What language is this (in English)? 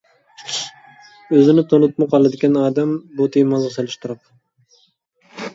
Uyghur